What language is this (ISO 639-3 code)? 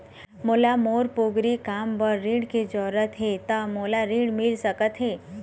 hne